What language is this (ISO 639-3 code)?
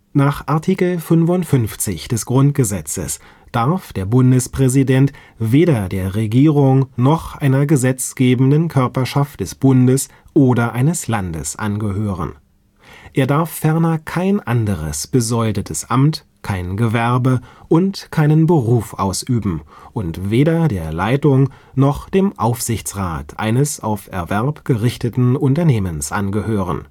deu